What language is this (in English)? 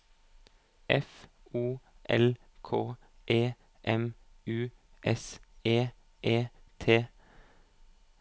Norwegian